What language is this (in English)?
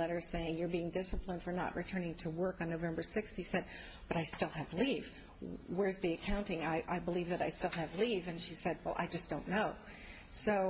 English